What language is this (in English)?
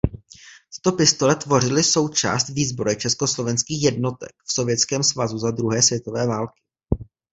Czech